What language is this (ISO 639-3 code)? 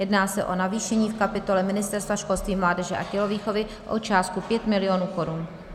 ces